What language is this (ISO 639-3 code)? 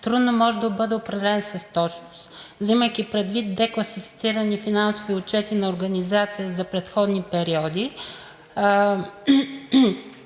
bul